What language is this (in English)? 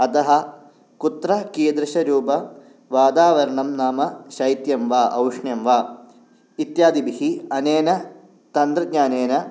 Sanskrit